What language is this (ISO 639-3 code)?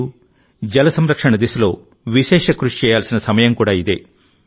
tel